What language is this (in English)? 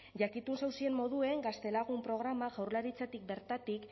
Basque